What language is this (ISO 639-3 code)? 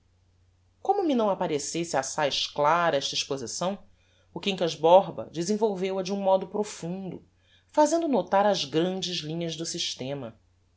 por